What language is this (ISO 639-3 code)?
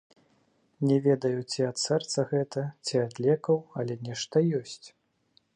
bel